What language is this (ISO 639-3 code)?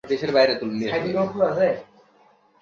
ben